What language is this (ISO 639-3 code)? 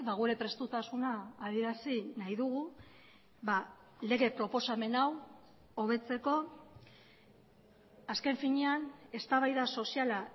eus